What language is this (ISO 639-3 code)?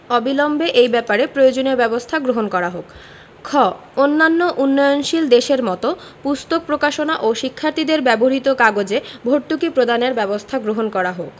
ben